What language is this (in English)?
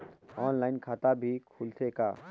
Chhattisgarhi